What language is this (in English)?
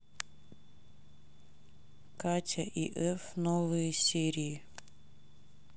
Russian